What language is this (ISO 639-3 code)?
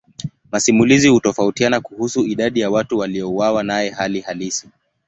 swa